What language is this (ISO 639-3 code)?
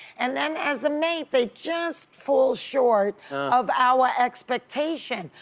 eng